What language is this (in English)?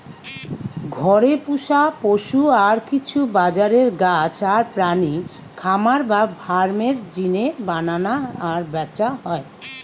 Bangla